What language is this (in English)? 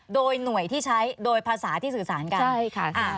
Thai